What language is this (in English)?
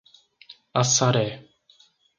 Portuguese